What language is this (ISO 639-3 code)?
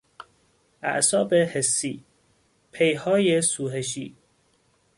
fas